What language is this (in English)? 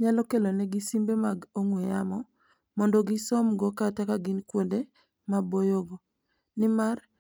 Luo (Kenya and Tanzania)